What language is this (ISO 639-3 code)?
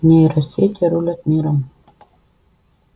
rus